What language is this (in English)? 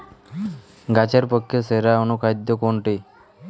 Bangla